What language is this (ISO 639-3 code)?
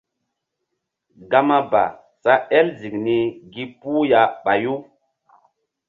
mdd